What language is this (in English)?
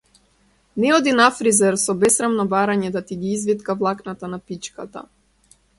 Macedonian